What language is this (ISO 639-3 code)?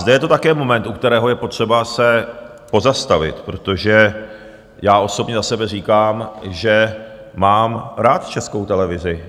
ces